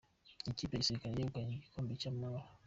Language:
Kinyarwanda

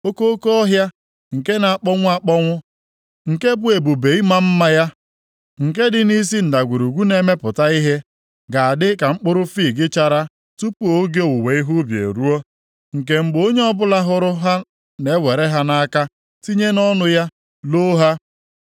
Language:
Igbo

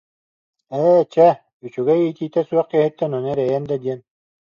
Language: Yakut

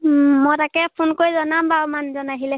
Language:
Assamese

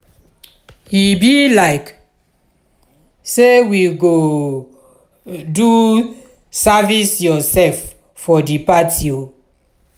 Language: Nigerian Pidgin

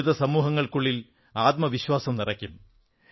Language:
Malayalam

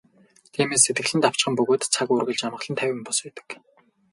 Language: Mongolian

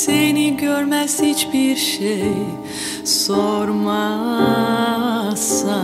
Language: Turkish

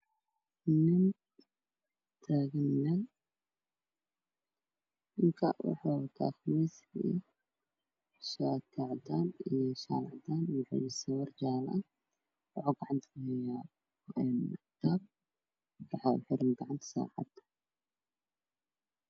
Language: Somali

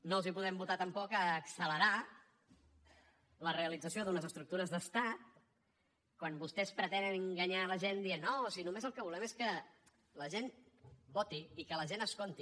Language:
Catalan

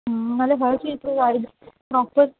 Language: Punjabi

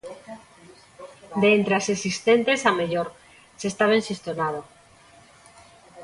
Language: Galician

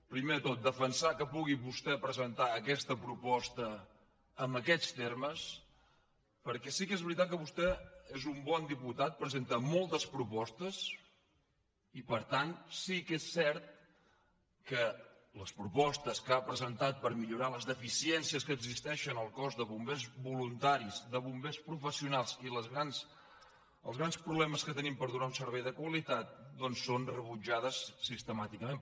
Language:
Catalan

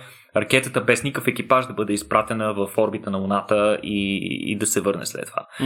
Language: Bulgarian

